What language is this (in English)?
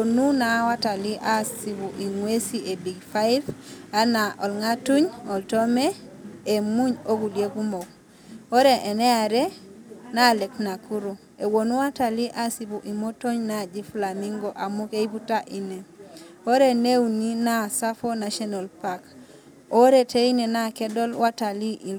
Masai